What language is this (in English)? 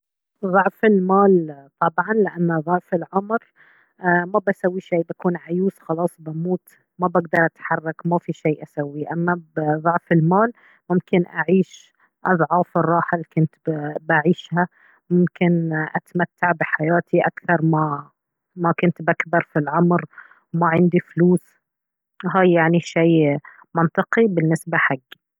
Baharna Arabic